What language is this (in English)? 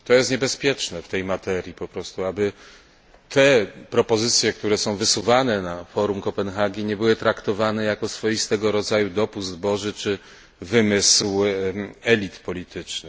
Polish